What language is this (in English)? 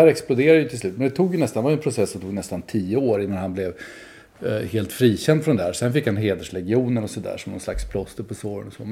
Swedish